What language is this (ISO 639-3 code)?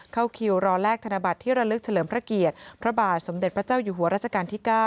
tha